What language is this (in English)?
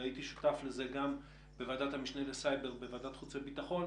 Hebrew